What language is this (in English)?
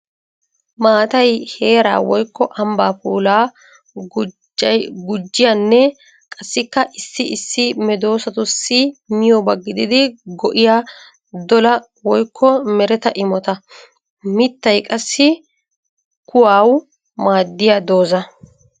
Wolaytta